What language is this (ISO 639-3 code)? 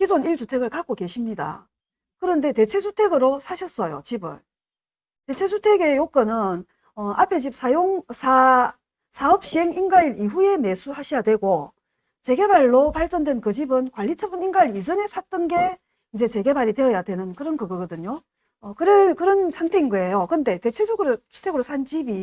kor